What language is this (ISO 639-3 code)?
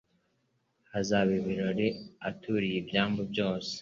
kin